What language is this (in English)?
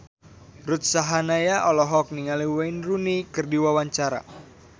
Sundanese